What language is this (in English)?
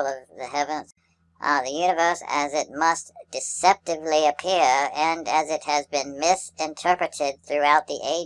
English